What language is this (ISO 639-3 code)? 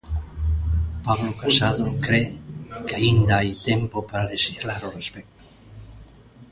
glg